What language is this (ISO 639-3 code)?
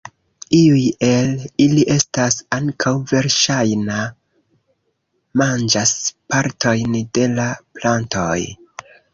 epo